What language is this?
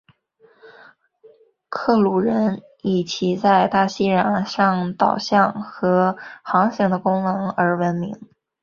Chinese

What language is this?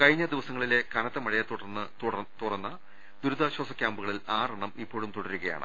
Malayalam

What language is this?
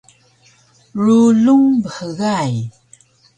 Taroko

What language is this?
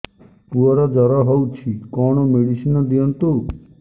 Odia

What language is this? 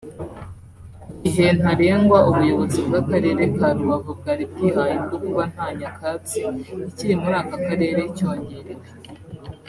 Kinyarwanda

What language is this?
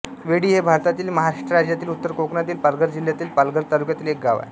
Marathi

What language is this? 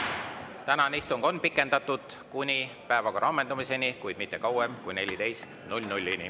Estonian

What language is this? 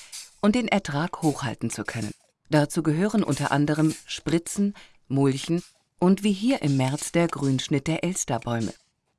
German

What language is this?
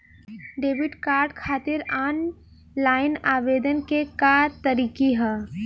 Bhojpuri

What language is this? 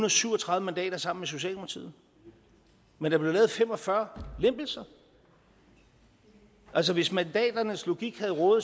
Danish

